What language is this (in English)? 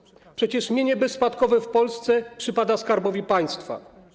Polish